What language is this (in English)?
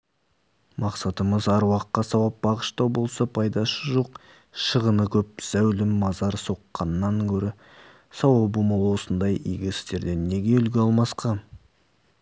Kazakh